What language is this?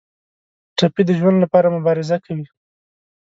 Pashto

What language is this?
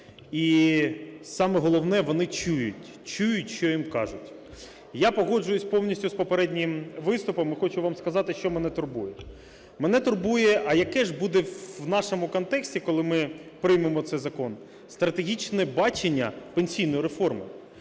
Ukrainian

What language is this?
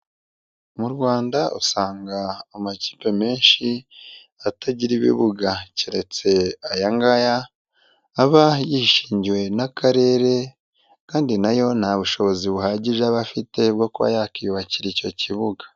Kinyarwanda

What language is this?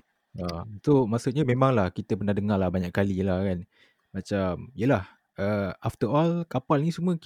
Malay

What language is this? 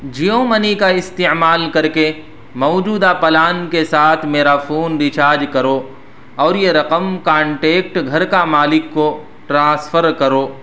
Urdu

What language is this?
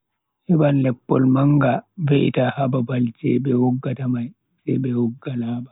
Bagirmi Fulfulde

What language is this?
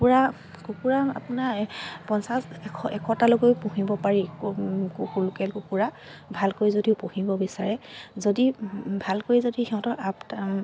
Assamese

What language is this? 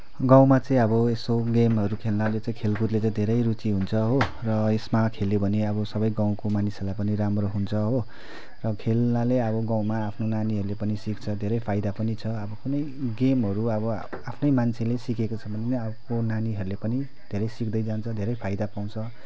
Nepali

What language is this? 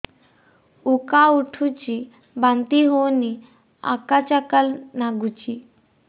Odia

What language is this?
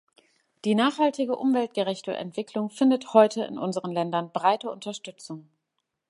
German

